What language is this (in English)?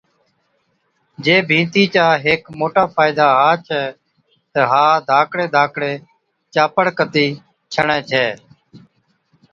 Od